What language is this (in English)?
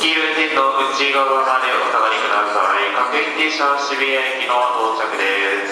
Japanese